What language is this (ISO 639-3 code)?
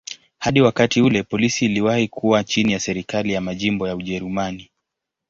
swa